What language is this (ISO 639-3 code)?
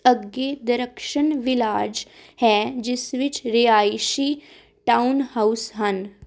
pan